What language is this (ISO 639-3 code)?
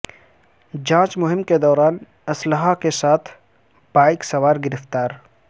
urd